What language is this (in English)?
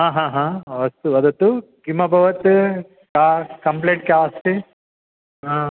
Sanskrit